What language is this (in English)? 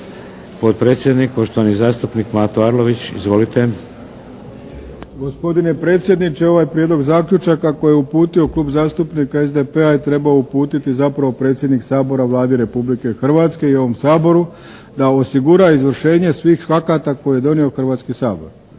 Croatian